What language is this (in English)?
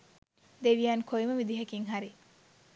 Sinhala